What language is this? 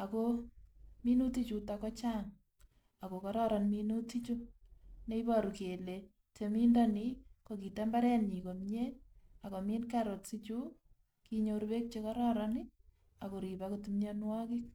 Kalenjin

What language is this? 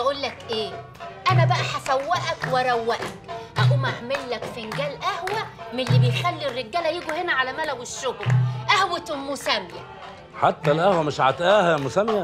Arabic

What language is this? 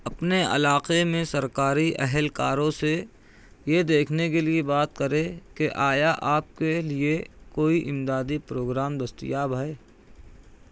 Urdu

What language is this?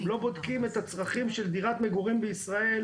Hebrew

